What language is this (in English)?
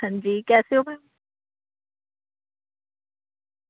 Dogri